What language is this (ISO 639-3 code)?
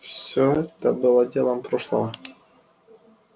rus